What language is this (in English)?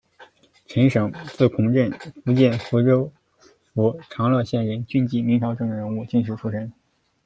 Chinese